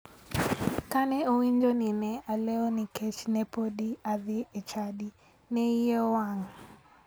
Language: Luo (Kenya and Tanzania)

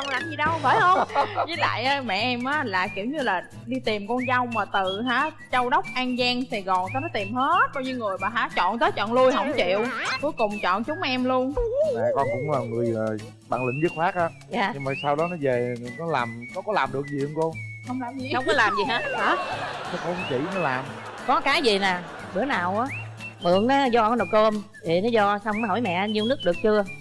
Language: Vietnamese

